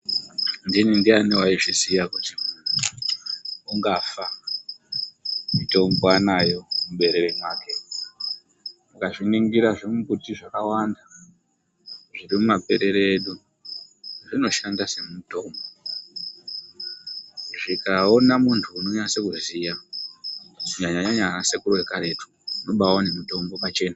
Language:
Ndau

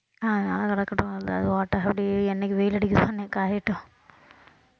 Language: Tamil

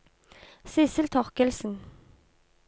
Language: Norwegian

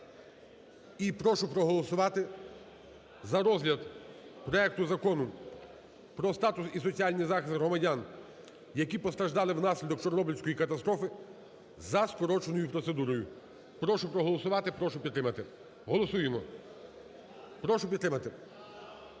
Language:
Ukrainian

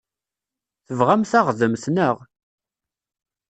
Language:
Kabyle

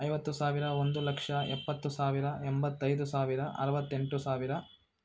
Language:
Kannada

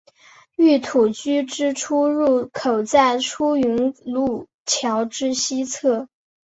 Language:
Chinese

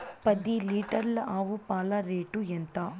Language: Telugu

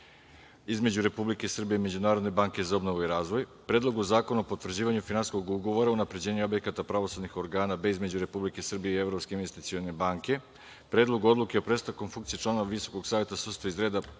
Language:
Serbian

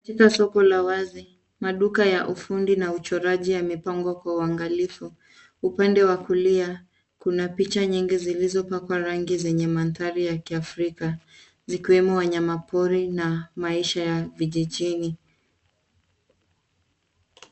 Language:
Swahili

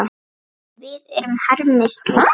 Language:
Icelandic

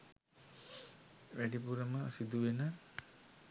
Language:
Sinhala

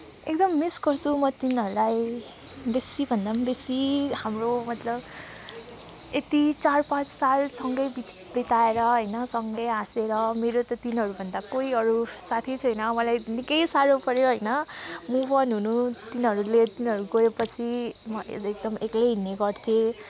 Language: Nepali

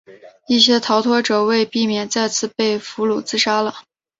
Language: Chinese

